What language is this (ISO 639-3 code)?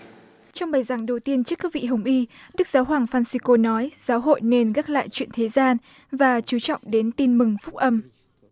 vie